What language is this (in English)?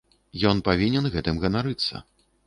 Belarusian